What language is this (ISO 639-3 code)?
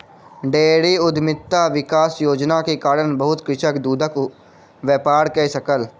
mai